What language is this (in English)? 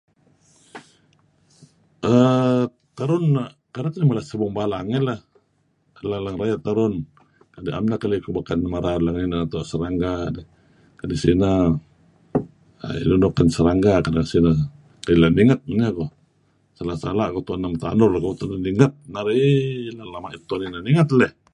Kelabit